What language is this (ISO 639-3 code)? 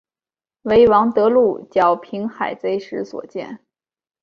zho